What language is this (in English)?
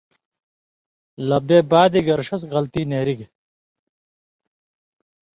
Indus Kohistani